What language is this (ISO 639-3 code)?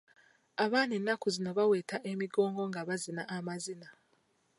lug